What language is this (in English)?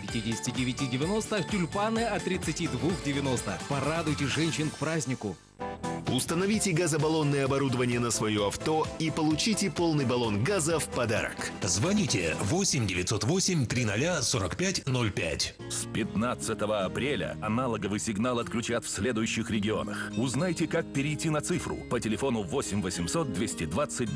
Russian